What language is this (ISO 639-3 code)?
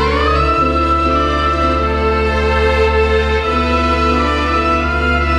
nld